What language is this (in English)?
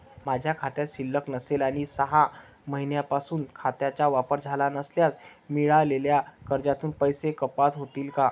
Marathi